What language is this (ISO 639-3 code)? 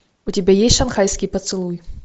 rus